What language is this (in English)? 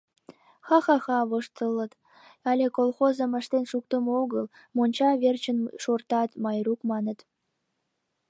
Mari